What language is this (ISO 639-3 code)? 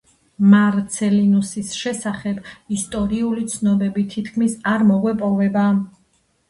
kat